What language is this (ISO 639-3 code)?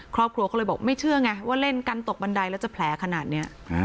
tha